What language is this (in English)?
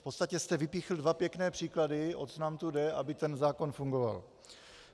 Czech